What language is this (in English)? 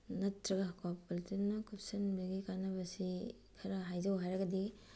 Manipuri